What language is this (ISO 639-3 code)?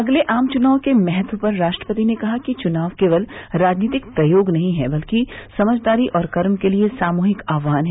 hin